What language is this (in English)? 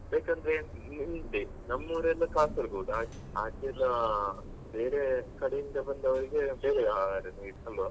Kannada